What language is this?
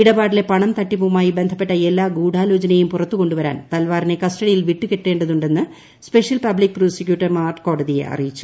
Malayalam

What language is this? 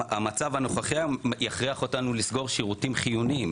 Hebrew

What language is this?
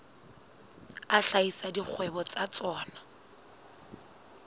Southern Sotho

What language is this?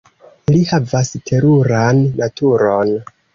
Esperanto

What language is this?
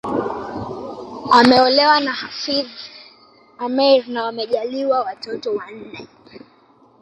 Swahili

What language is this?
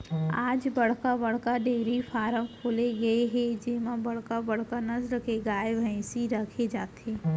Chhattisgarhi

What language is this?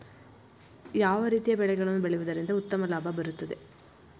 Kannada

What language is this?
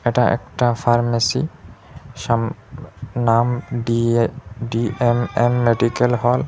Bangla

